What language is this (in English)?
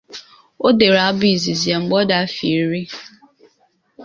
Igbo